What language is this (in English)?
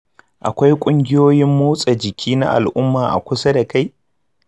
Hausa